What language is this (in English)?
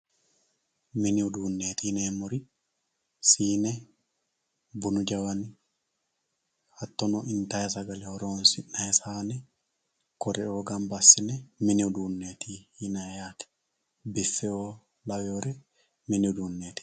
Sidamo